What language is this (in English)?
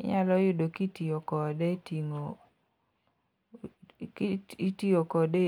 Luo (Kenya and Tanzania)